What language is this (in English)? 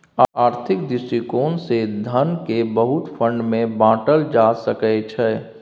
Maithili